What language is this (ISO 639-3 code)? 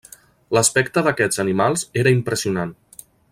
cat